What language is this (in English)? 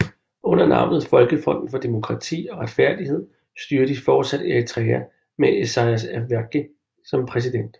Danish